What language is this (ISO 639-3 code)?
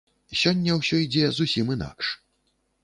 bel